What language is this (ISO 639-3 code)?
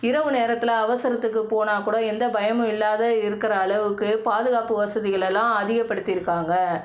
tam